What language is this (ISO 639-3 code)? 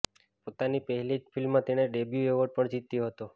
guj